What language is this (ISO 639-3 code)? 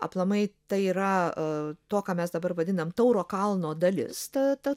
lit